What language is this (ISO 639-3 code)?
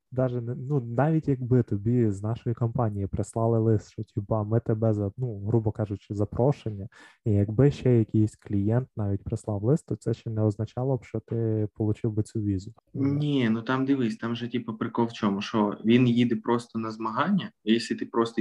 ukr